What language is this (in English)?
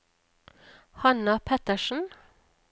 Norwegian